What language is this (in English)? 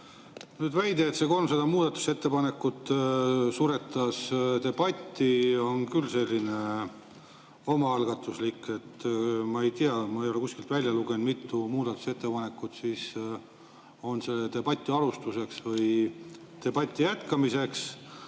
Estonian